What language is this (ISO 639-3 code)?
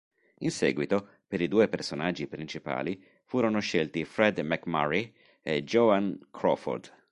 ita